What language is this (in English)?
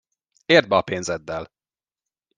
Hungarian